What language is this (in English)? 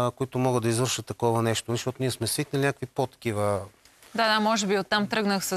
Bulgarian